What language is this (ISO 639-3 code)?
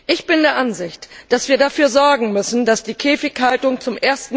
deu